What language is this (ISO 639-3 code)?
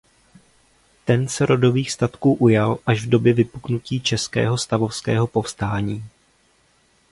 ces